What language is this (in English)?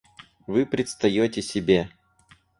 Russian